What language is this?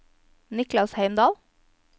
Norwegian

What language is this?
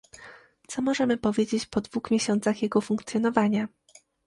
Polish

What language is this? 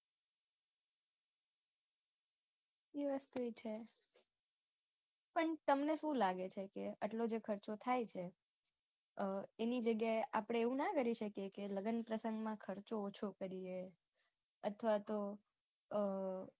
Gujarati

